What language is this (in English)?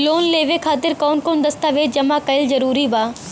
Bhojpuri